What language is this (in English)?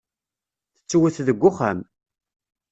Kabyle